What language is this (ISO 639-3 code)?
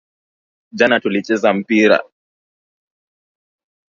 swa